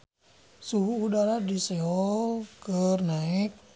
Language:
Sundanese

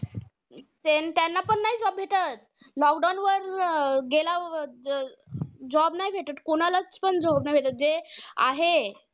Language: Marathi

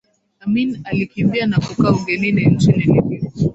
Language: Swahili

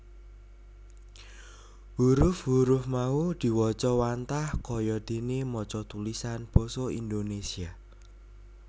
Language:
Javanese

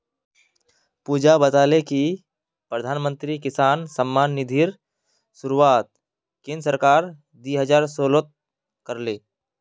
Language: Magahi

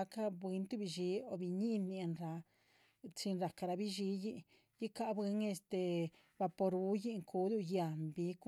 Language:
Chichicapan Zapotec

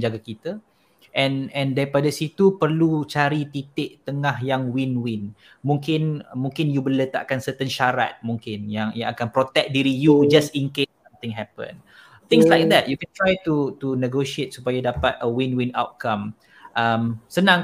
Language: Malay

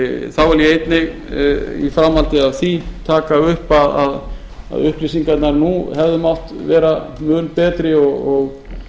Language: Icelandic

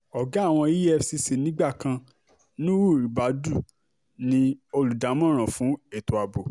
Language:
Yoruba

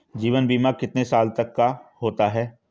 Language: Hindi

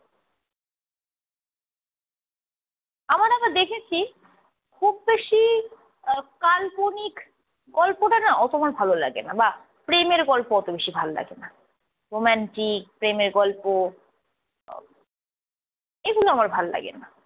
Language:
Bangla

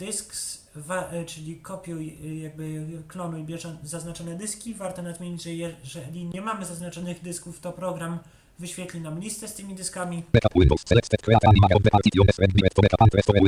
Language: Polish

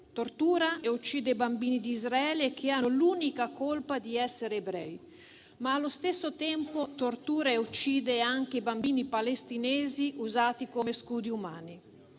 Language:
Italian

